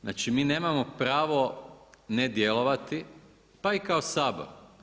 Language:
Croatian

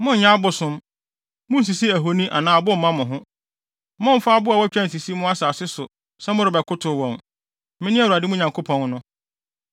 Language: Akan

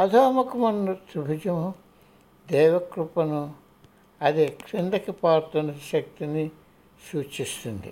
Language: Telugu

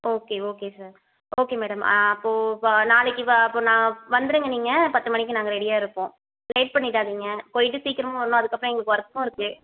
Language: Tamil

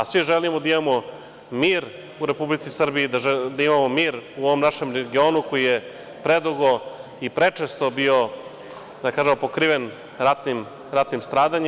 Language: Serbian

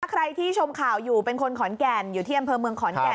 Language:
Thai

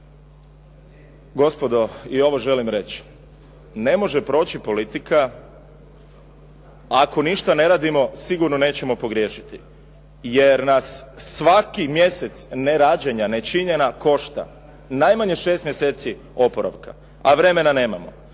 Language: Croatian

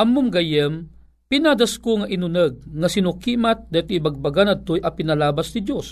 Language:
Filipino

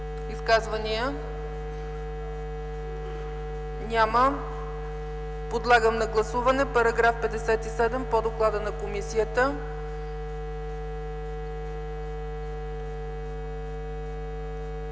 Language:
Bulgarian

